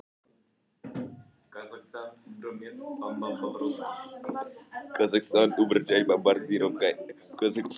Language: Icelandic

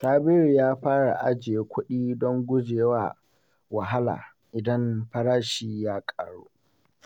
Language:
Hausa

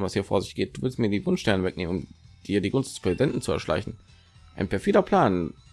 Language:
German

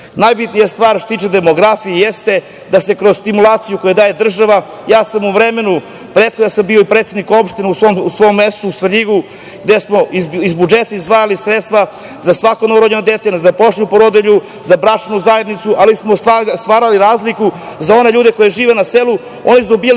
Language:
Serbian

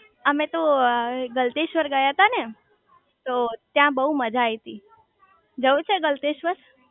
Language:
Gujarati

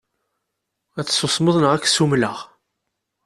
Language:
Kabyle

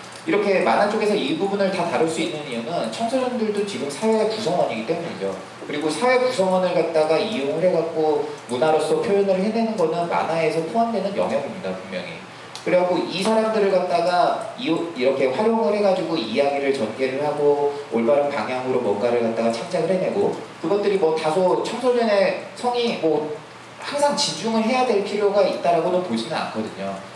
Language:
Korean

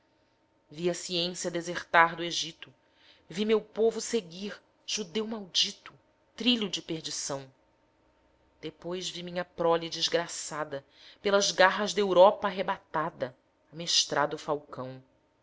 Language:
Portuguese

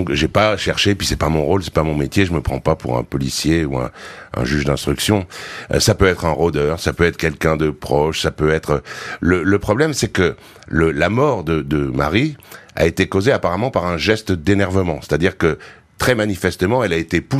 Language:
French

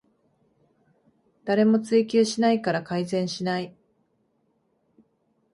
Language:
Japanese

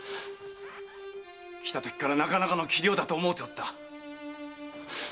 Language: Japanese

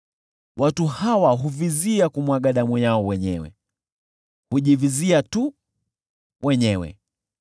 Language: Swahili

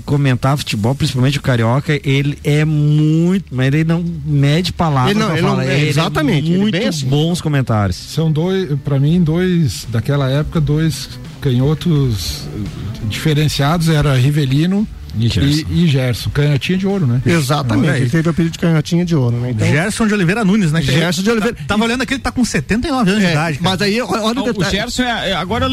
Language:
Portuguese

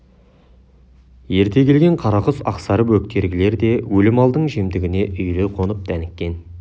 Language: Kazakh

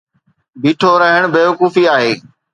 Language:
Sindhi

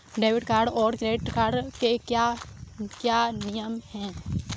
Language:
Hindi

